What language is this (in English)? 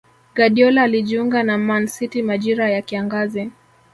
Swahili